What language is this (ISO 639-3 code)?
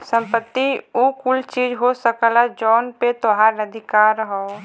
bho